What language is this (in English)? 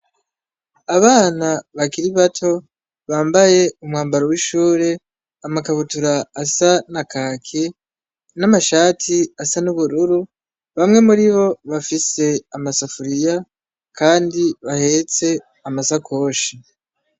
Rundi